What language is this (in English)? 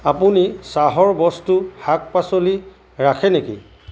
Assamese